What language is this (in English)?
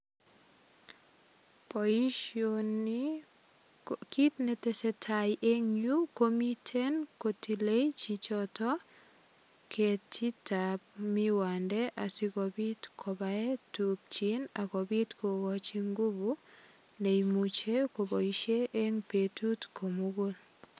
Kalenjin